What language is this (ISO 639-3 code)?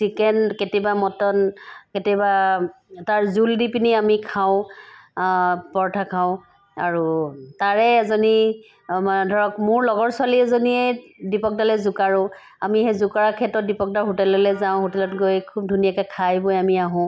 asm